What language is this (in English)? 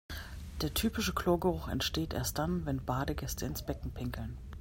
German